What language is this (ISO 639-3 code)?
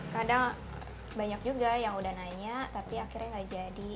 ind